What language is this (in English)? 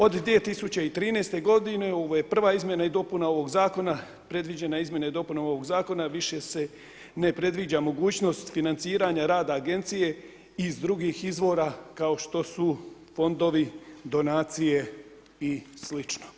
Croatian